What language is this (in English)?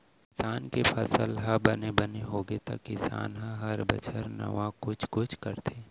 Chhattisgarhi